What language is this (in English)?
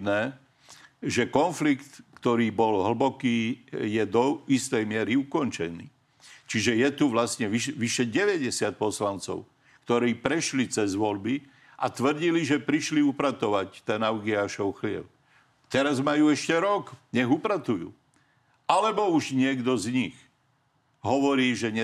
Slovak